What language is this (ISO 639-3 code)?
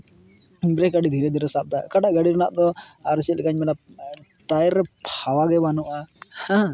sat